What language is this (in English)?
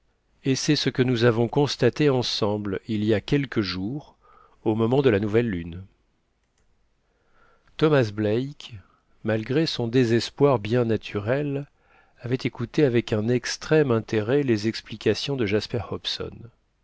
French